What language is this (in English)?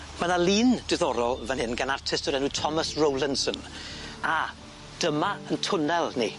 Welsh